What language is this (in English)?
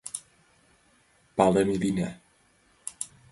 Mari